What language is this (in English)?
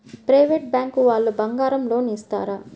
Telugu